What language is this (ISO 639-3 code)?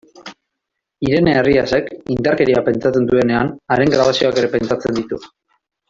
eus